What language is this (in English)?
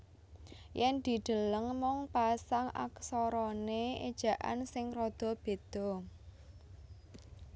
Javanese